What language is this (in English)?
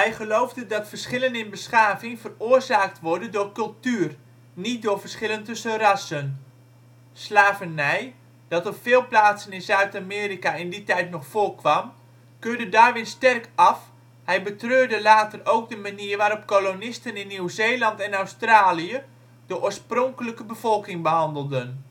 Dutch